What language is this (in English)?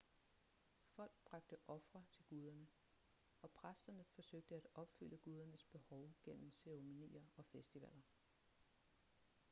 Danish